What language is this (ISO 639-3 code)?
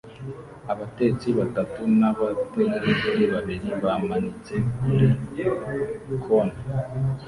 kin